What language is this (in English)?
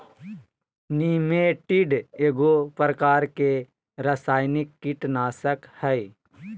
Magahi